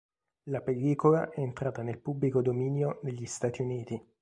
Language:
Italian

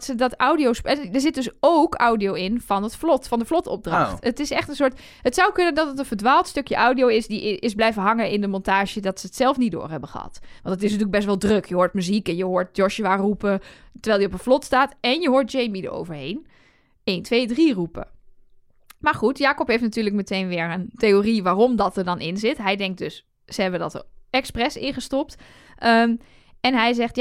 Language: Dutch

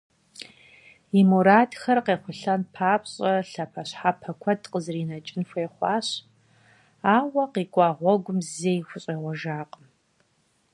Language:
Kabardian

